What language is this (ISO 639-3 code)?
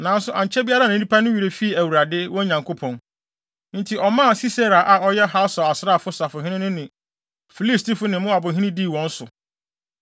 aka